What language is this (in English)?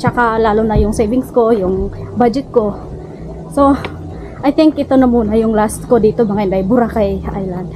Filipino